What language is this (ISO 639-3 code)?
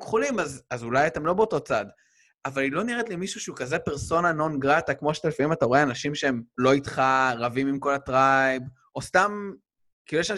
heb